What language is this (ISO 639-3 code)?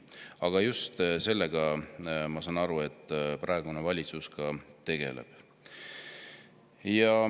est